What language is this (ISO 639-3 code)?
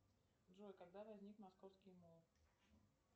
rus